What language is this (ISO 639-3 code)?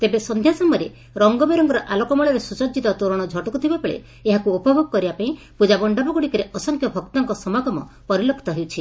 ori